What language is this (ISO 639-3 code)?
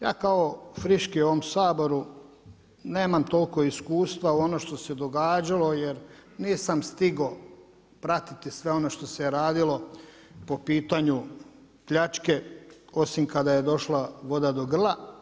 hrv